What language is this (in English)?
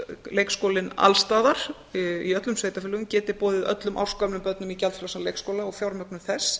Icelandic